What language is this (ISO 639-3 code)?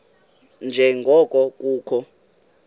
xho